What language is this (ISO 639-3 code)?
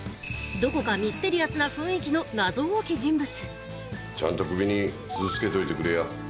jpn